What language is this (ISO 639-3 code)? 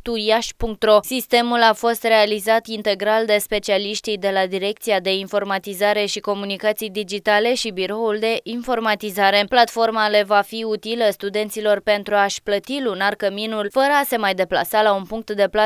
ron